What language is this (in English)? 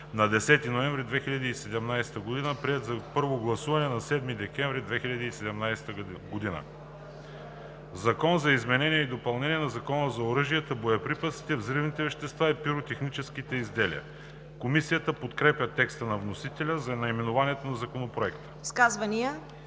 Bulgarian